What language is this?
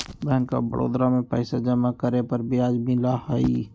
Magahi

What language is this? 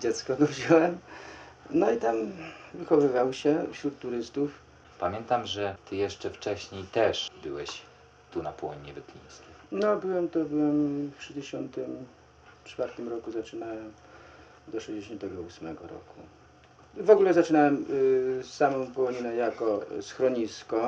Polish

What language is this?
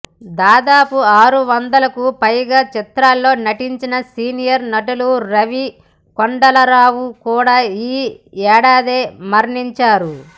Telugu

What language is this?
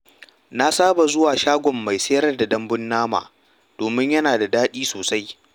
Hausa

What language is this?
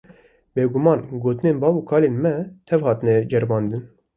Kurdish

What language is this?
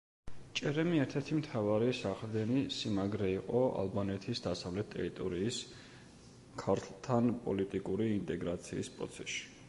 Georgian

